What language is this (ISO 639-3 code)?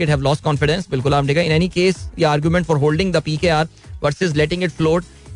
hin